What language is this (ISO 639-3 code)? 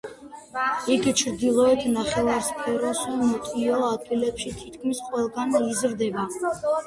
kat